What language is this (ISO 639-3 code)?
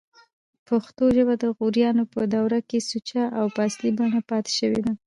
pus